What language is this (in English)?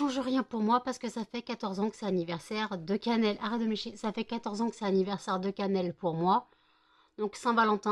French